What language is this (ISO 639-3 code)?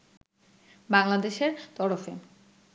ben